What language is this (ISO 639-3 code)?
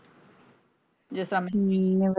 pan